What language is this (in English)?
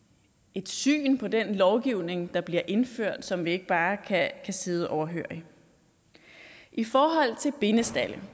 Danish